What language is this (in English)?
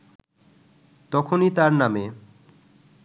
Bangla